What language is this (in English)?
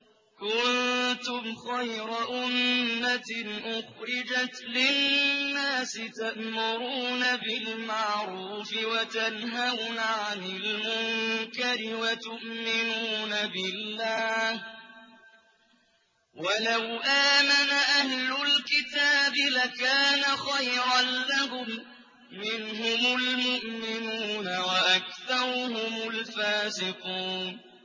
Arabic